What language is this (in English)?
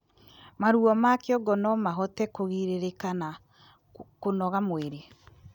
Kikuyu